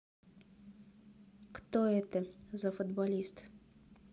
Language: Russian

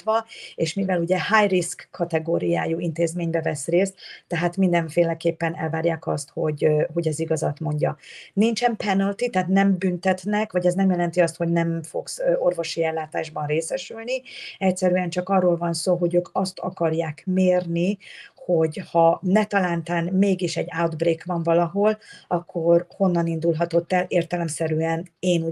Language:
Hungarian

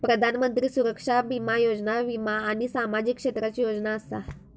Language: Marathi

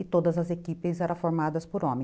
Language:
Portuguese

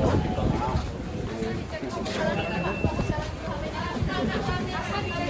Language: Indonesian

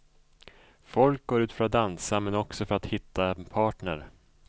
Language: Swedish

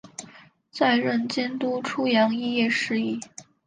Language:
Chinese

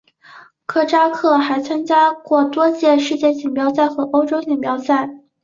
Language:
Chinese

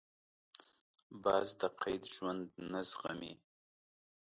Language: Pashto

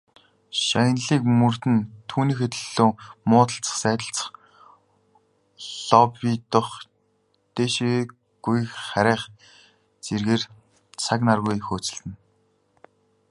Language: Mongolian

